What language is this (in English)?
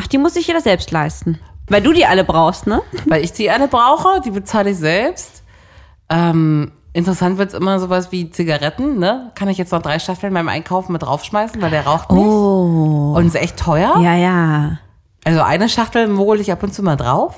German